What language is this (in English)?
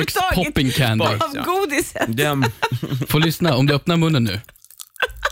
Swedish